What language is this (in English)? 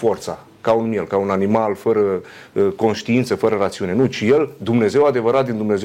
Romanian